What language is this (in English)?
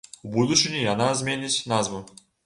Belarusian